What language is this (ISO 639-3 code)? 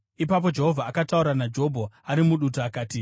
sna